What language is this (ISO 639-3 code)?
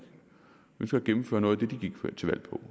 dan